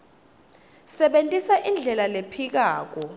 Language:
Swati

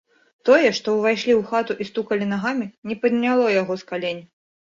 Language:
Belarusian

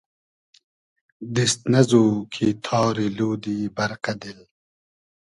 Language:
Hazaragi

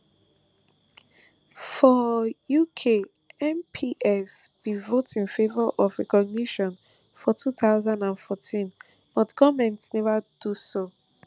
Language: Nigerian Pidgin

